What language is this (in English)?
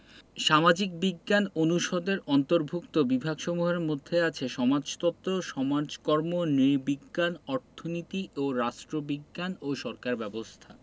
Bangla